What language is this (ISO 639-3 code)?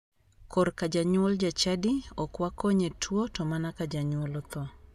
luo